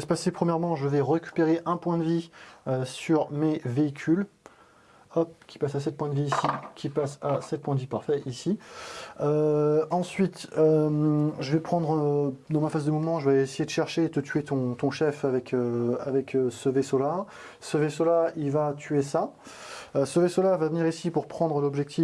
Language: French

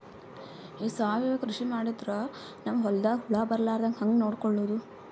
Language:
Kannada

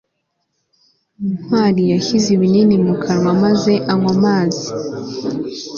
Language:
Kinyarwanda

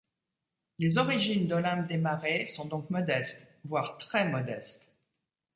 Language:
French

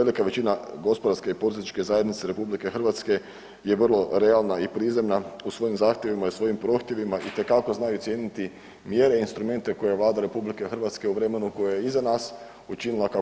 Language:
Croatian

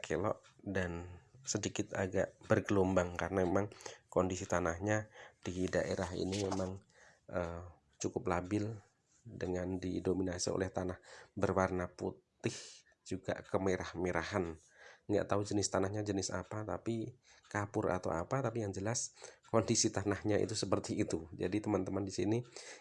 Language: Indonesian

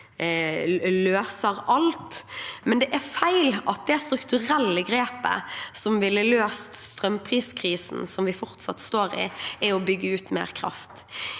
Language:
Norwegian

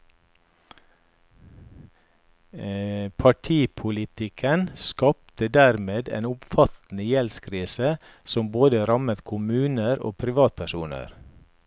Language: Norwegian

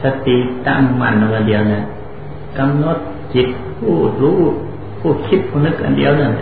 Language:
Thai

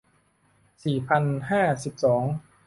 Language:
Thai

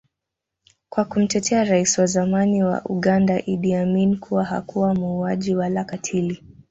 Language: Swahili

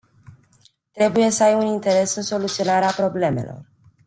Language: Romanian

